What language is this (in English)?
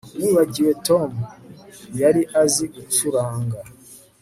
Kinyarwanda